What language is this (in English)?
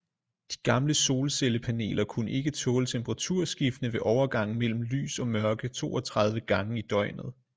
Danish